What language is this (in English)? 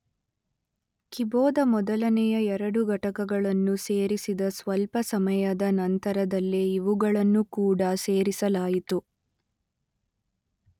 Kannada